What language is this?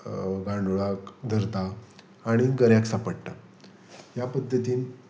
Konkani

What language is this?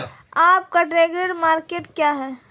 Hindi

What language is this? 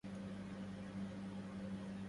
Arabic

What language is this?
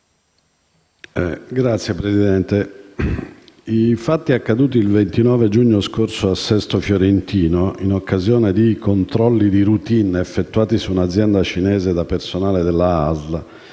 Italian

